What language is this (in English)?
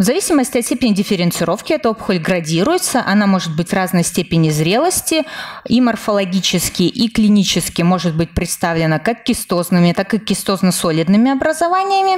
Russian